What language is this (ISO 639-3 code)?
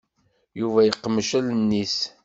kab